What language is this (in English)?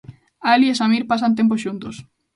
Galician